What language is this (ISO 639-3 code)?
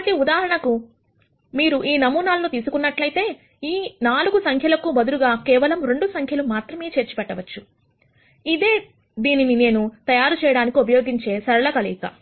tel